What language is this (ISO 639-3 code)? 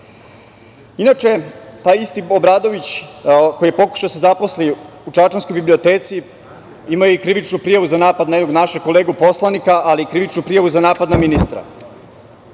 srp